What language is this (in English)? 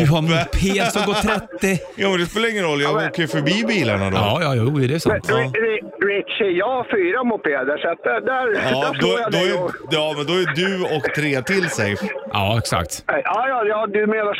Swedish